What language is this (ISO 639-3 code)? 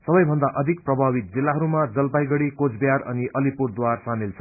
nep